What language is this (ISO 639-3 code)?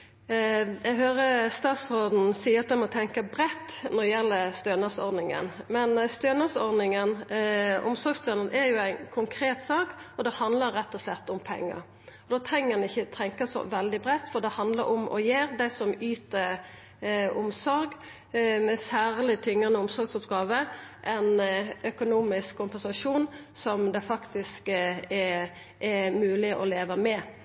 nno